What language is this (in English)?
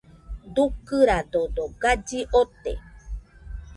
Nüpode Huitoto